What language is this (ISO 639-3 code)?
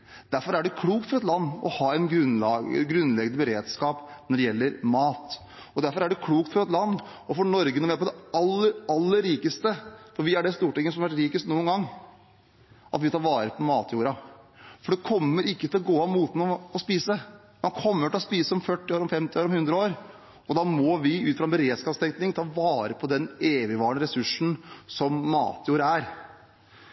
nob